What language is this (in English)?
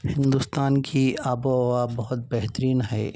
Urdu